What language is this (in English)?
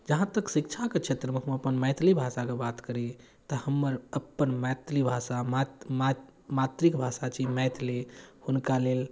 Maithili